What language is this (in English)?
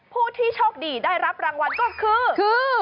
Thai